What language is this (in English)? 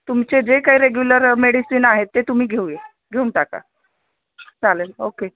Marathi